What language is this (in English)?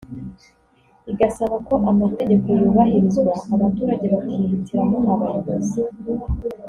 Kinyarwanda